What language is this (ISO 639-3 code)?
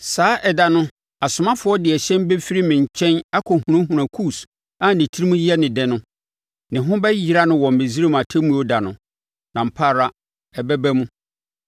aka